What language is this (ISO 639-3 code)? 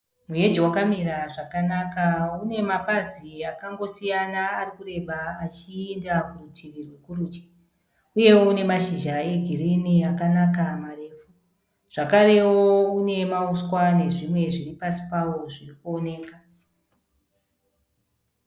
sna